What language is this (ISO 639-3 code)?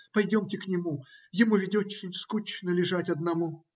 rus